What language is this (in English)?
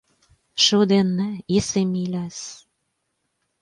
Latvian